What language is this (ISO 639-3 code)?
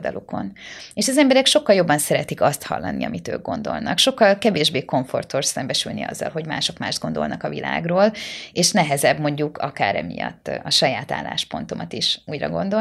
hun